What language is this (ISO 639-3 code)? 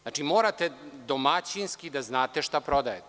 srp